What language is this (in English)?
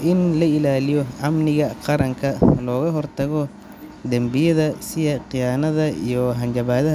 Somali